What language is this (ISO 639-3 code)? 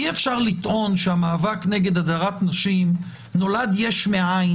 heb